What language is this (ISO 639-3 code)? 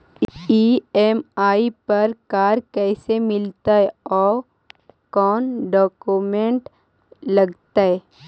mag